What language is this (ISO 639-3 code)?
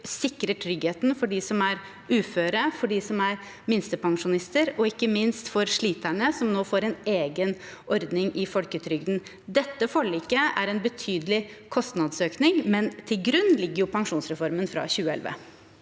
nor